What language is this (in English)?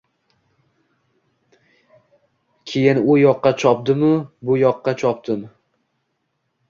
Uzbek